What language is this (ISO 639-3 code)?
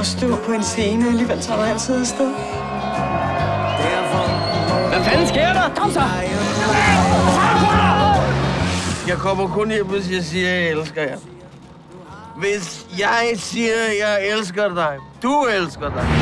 dan